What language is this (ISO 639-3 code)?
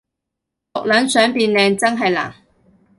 yue